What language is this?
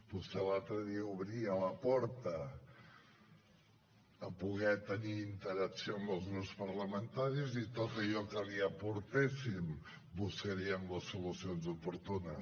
Catalan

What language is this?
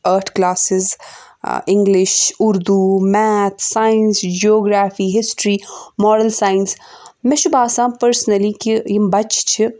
Kashmiri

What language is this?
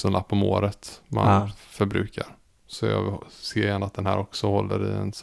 Swedish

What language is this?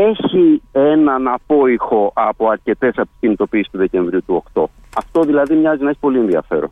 Greek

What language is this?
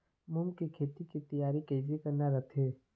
Chhattisgarhi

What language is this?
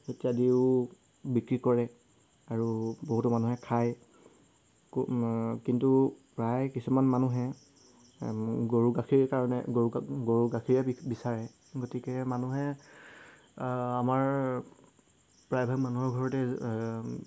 Assamese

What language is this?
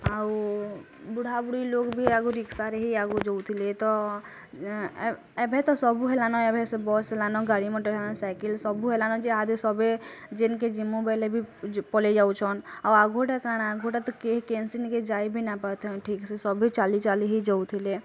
Odia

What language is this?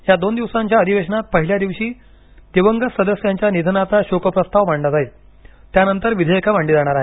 Marathi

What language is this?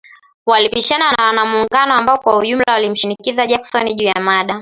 Swahili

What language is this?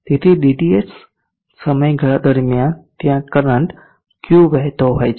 Gujarati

